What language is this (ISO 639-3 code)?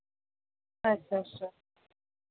doi